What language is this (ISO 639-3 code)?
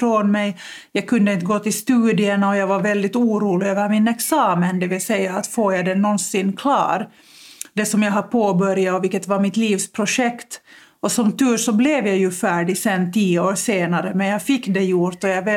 swe